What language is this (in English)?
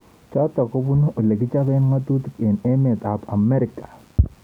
Kalenjin